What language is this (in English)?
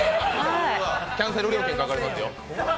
Japanese